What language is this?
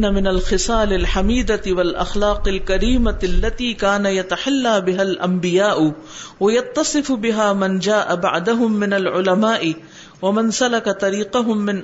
Urdu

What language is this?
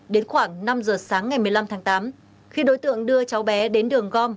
Vietnamese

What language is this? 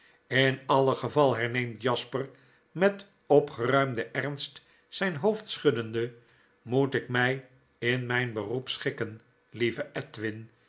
Dutch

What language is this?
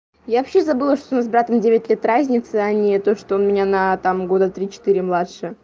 Russian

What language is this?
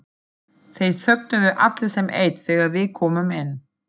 Icelandic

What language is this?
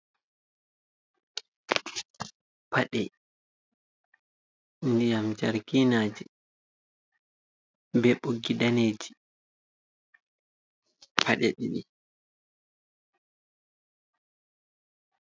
Fula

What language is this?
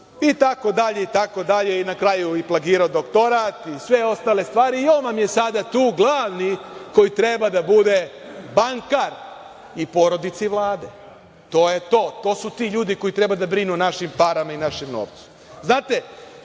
Serbian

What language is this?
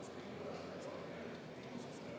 Estonian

